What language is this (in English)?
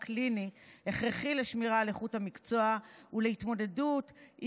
Hebrew